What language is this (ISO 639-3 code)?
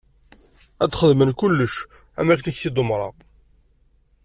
kab